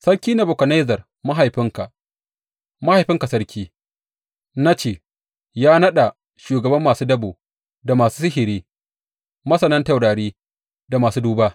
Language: Hausa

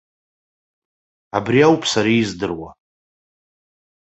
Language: Abkhazian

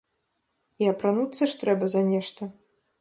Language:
Belarusian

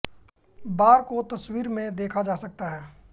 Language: Hindi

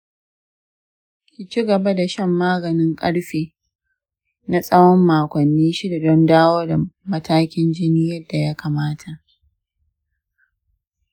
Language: Hausa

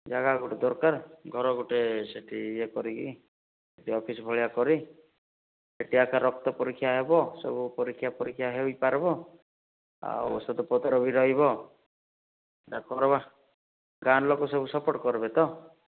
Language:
Odia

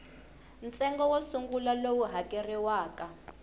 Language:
Tsonga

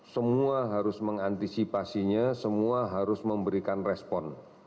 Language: Indonesian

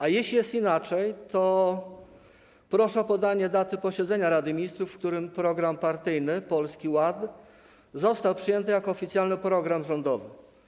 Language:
Polish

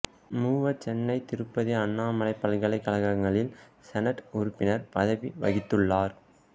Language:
Tamil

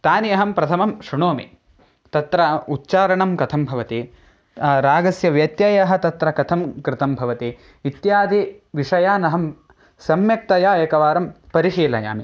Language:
Sanskrit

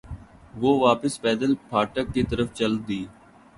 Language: Urdu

